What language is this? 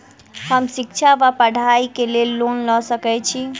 Maithili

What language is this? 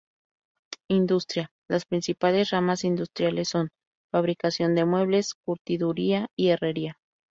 Spanish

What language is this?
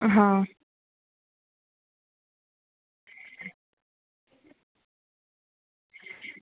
Gujarati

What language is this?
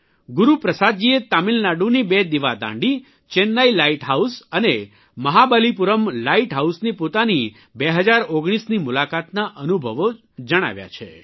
Gujarati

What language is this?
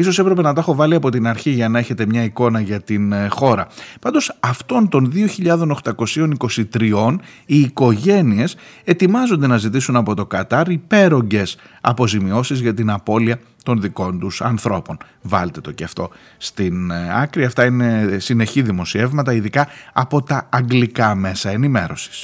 Greek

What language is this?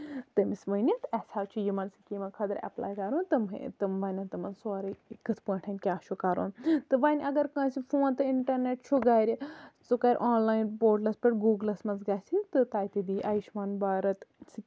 Kashmiri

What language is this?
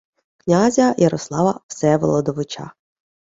Ukrainian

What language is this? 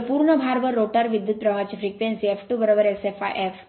Marathi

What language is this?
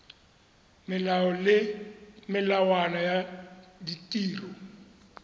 Tswana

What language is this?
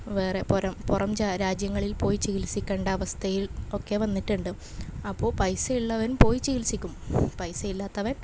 Malayalam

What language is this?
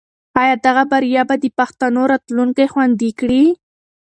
Pashto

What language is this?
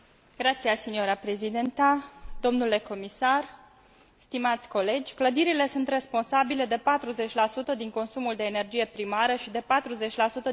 Romanian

